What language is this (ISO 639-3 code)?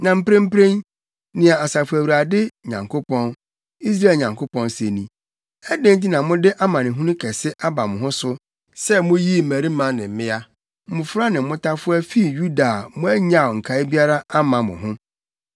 aka